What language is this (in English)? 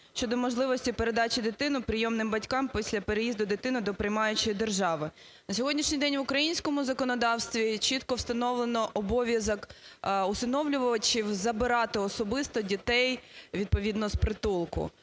Ukrainian